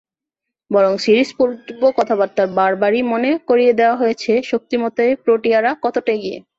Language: Bangla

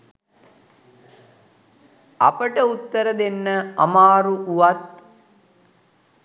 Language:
Sinhala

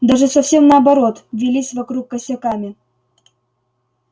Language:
Russian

